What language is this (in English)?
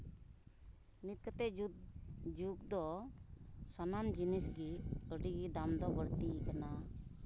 Santali